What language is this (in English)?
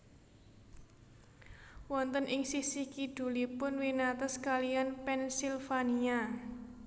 Javanese